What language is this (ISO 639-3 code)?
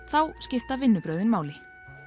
isl